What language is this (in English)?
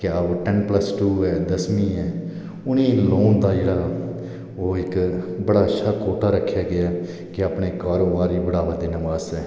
Dogri